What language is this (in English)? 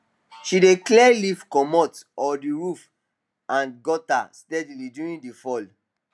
Nigerian Pidgin